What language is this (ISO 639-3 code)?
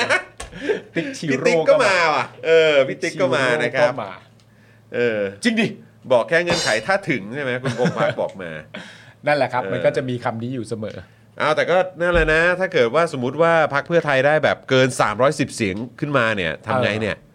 tha